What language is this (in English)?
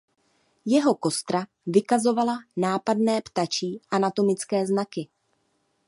Czech